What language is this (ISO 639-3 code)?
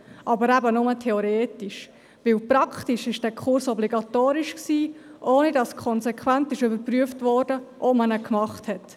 gsw